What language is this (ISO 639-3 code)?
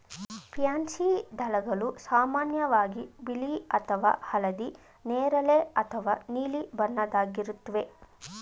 kan